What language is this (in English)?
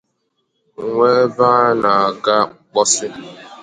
Igbo